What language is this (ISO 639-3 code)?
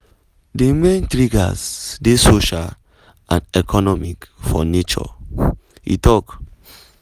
pcm